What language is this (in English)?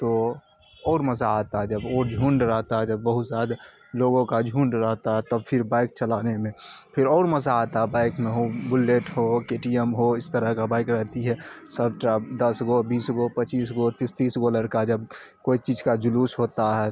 Urdu